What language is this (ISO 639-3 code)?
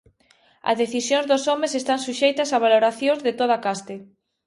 glg